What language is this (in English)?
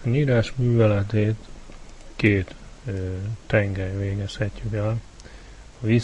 Hungarian